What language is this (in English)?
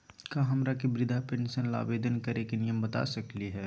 Magahi